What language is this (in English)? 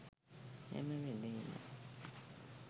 Sinhala